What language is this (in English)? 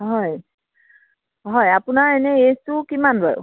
Assamese